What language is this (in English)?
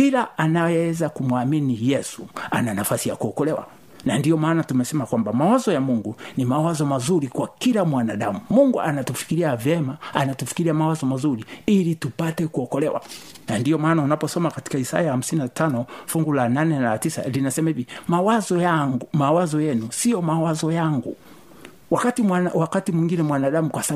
Swahili